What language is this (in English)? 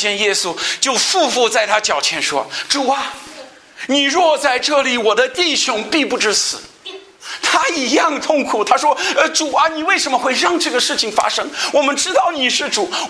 Chinese